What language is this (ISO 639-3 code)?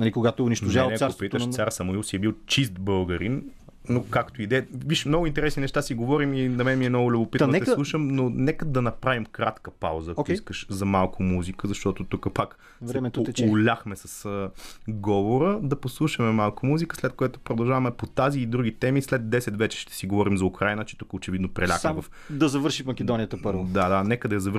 bul